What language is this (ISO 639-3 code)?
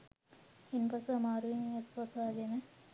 sin